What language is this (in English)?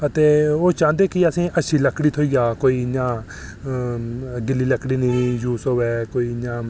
Dogri